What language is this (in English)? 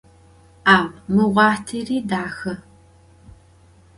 Adyghe